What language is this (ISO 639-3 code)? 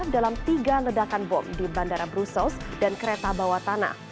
ind